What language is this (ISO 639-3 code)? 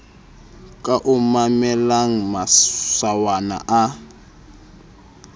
sot